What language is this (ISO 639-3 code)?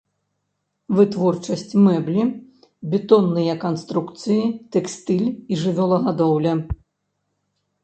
bel